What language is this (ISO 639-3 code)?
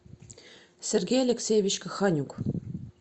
rus